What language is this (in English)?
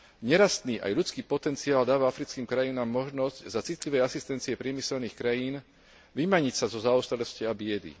Slovak